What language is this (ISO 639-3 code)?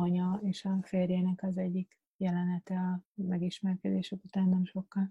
hun